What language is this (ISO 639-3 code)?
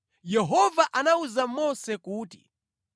nya